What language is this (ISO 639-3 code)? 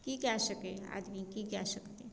mai